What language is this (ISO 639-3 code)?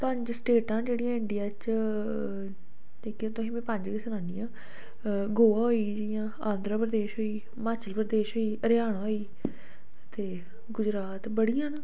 doi